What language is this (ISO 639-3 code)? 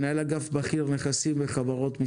heb